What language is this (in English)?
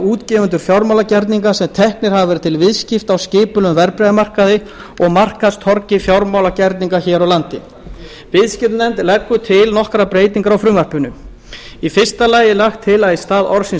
Icelandic